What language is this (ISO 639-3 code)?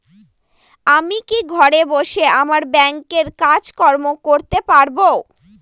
ben